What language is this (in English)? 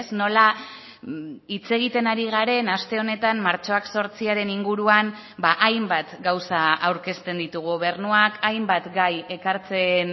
Basque